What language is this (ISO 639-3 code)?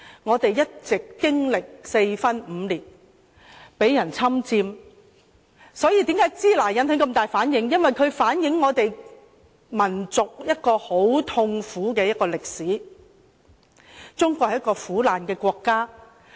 yue